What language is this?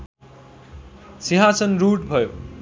Nepali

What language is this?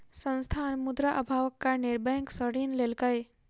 Maithili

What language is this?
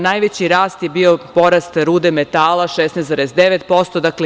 Serbian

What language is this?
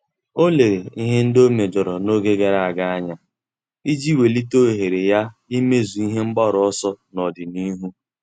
Igbo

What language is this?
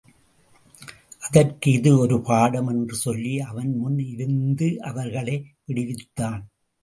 Tamil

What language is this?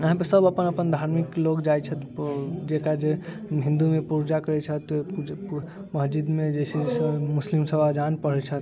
Maithili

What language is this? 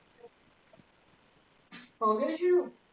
Punjabi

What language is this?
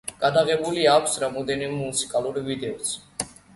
Georgian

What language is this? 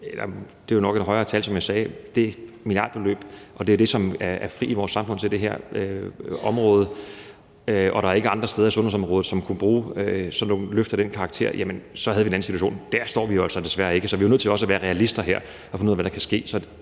Danish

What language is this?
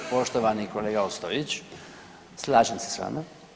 Croatian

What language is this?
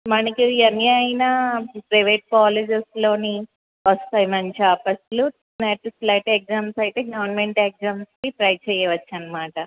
Telugu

